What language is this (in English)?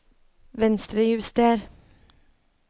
Norwegian